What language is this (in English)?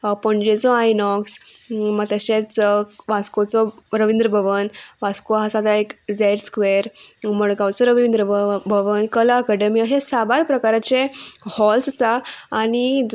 Konkani